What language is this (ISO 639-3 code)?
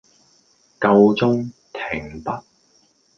yue